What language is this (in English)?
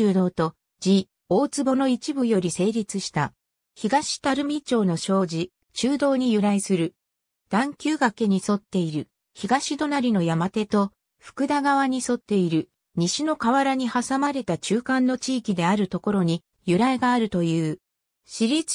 Japanese